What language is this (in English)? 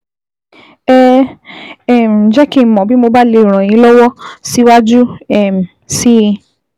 Yoruba